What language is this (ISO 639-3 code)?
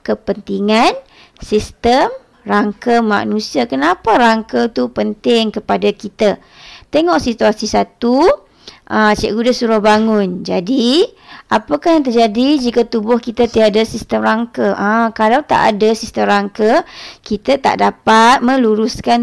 msa